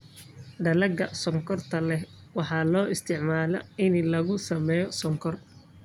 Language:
Somali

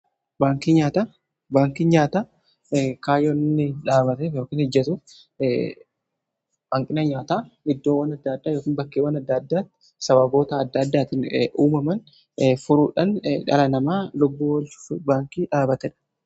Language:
Oromo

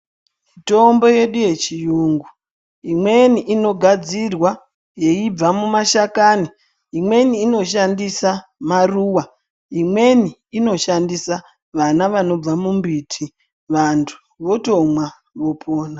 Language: Ndau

